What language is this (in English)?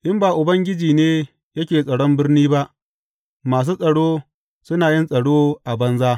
Hausa